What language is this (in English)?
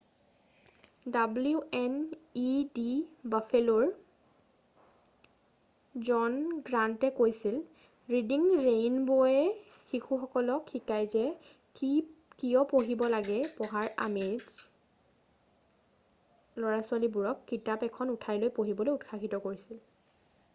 Assamese